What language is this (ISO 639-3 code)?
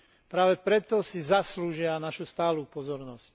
slk